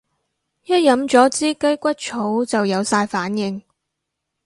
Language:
Cantonese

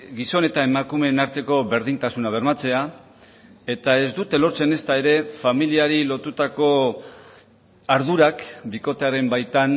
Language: Basque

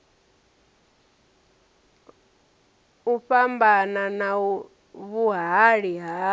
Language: Venda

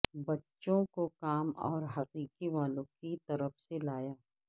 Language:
Urdu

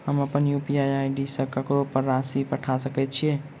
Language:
Maithili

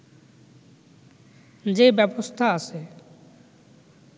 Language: Bangla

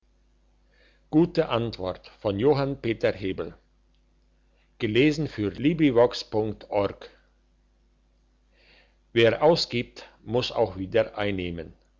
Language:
German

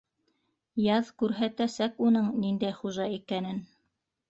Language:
Bashkir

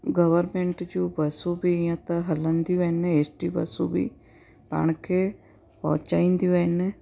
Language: Sindhi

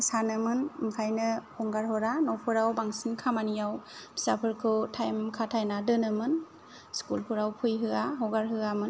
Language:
Bodo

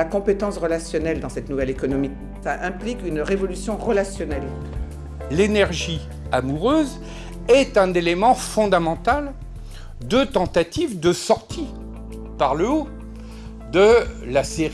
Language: French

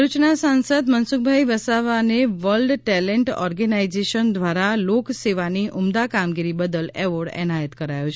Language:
Gujarati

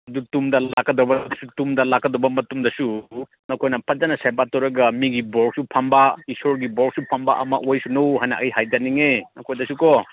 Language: Manipuri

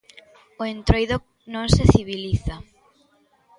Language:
Galician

